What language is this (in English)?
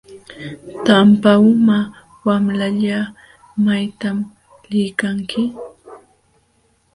Jauja Wanca Quechua